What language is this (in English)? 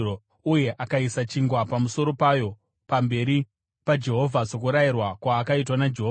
Shona